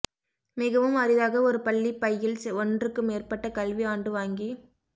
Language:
Tamil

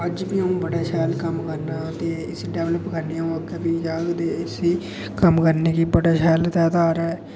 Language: Dogri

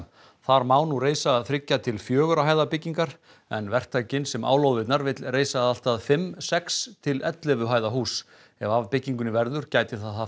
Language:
Icelandic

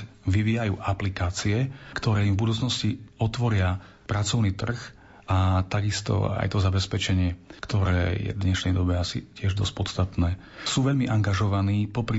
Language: Slovak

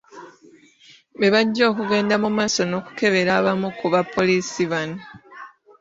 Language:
Ganda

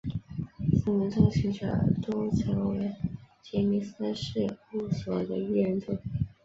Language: Chinese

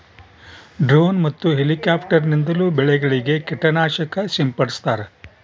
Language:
Kannada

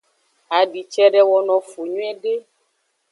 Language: Aja (Benin)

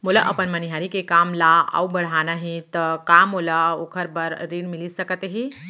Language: Chhattisgarhi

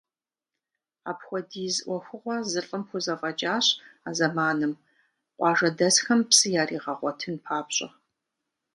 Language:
Kabardian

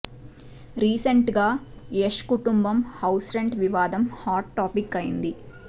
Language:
Telugu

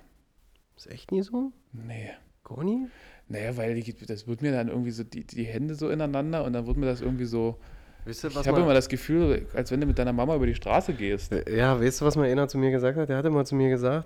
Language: German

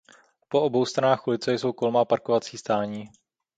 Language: Czech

